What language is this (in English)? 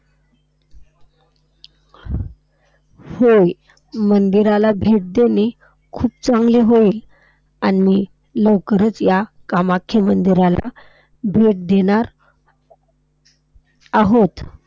Marathi